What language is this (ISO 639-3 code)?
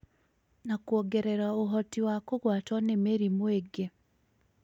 kik